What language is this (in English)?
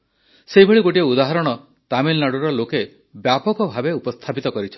Odia